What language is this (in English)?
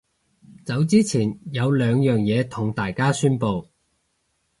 Cantonese